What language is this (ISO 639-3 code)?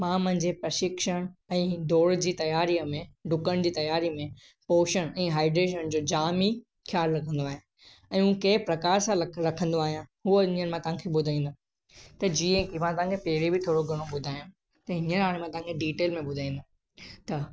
snd